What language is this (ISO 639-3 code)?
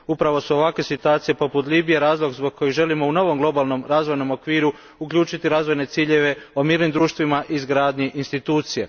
hrv